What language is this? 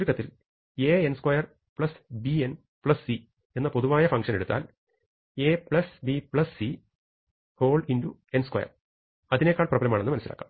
Malayalam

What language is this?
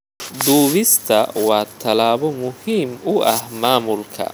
Somali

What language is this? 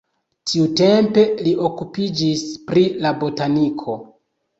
Esperanto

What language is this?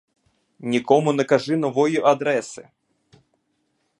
Ukrainian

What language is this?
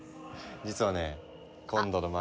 Japanese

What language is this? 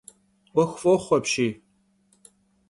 Kabardian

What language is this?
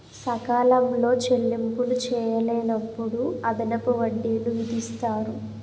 Telugu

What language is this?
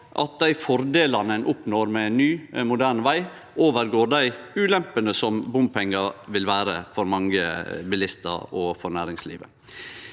Norwegian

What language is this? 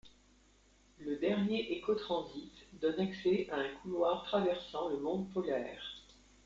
French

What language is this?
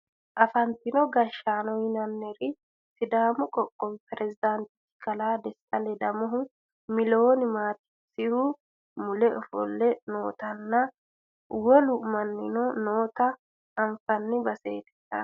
Sidamo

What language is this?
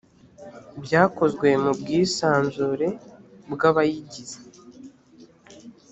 Kinyarwanda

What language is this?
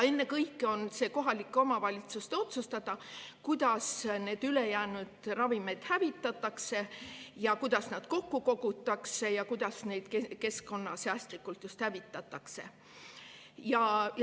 Estonian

